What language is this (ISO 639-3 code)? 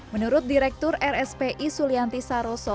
ind